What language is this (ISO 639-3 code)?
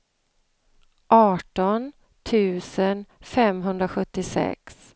swe